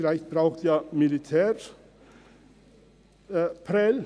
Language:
Swiss German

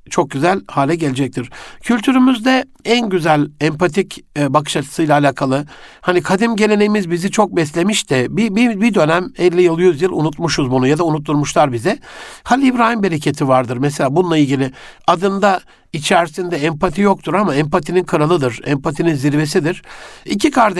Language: Turkish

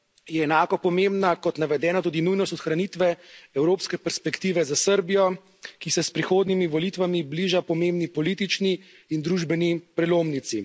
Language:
Slovenian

